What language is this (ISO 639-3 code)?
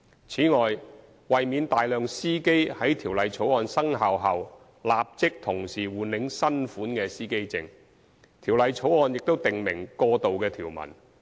yue